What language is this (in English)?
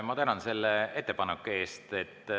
Estonian